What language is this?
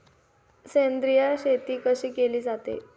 Marathi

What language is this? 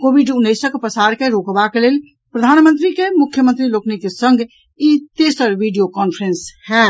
Maithili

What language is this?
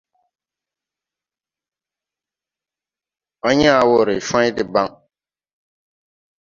Tupuri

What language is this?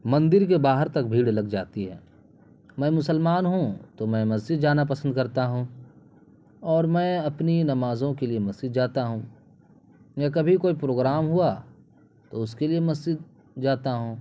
Urdu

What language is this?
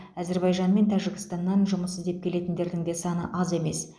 Kazakh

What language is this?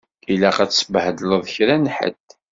Kabyle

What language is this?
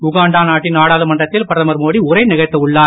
Tamil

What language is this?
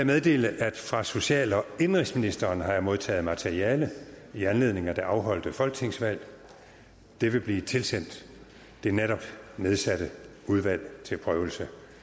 Danish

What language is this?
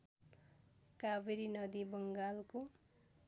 Nepali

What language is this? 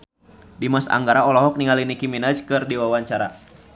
Sundanese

